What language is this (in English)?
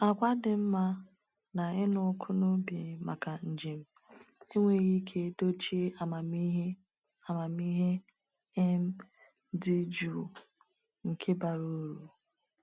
Igbo